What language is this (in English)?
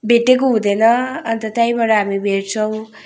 Nepali